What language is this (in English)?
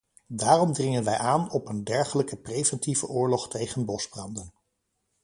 Dutch